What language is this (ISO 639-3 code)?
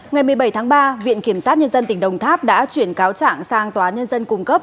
vie